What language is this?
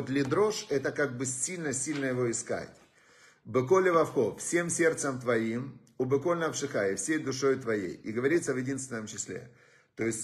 Russian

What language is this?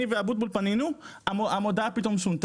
Hebrew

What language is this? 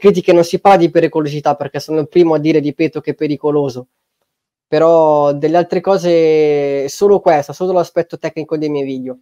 Italian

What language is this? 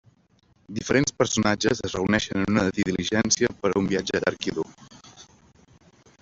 Catalan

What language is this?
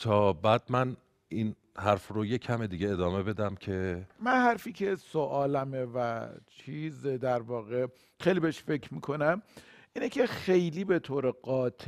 Persian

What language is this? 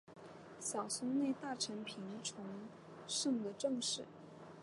Chinese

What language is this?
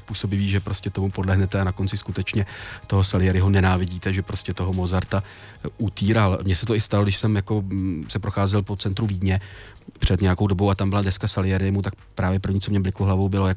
Czech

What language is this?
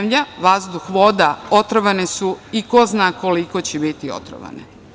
Serbian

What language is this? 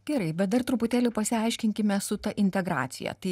Lithuanian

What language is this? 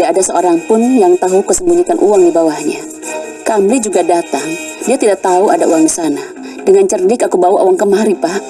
Indonesian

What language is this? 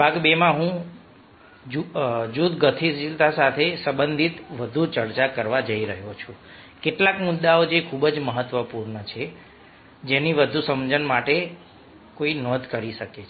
Gujarati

